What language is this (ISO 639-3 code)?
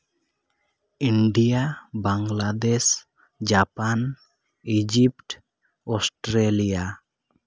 sat